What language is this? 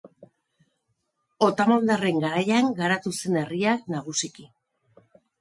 Basque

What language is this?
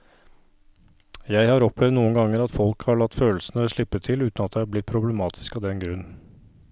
Norwegian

